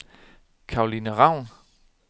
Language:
Danish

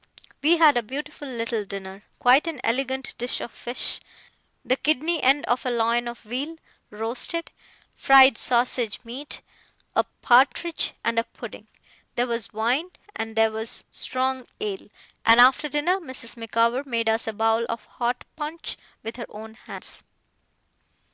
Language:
English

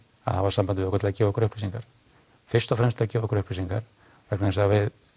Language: Icelandic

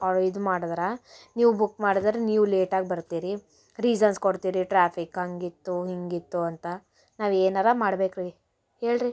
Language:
Kannada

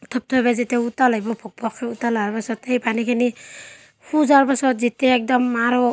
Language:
Assamese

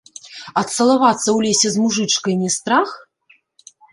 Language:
Belarusian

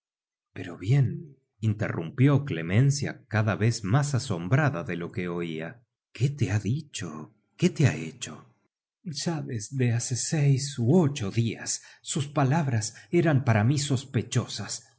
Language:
Spanish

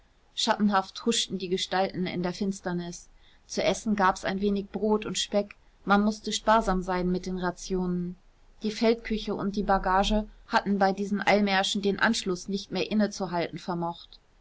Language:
German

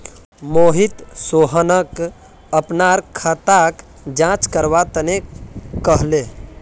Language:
Magahi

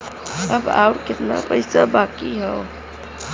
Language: Bhojpuri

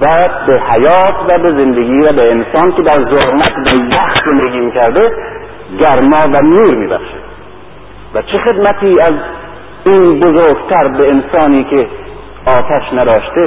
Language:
Persian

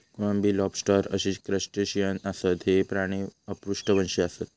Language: Marathi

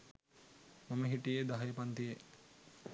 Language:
Sinhala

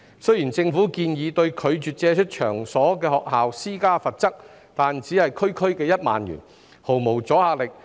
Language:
Cantonese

